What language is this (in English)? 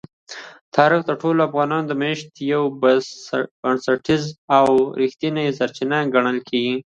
Pashto